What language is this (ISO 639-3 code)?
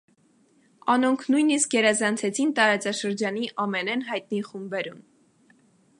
hye